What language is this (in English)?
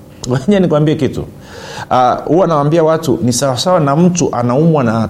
Swahili